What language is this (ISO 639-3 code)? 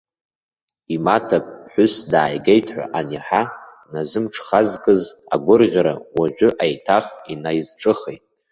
abk